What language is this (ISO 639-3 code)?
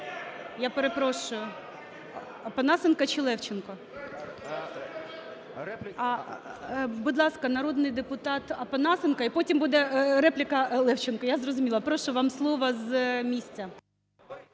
ukr